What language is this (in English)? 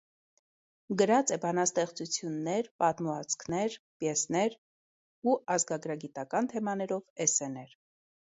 Armenian